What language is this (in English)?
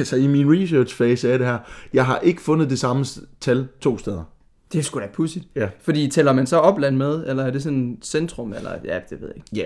Danish